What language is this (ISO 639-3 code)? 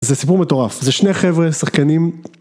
heb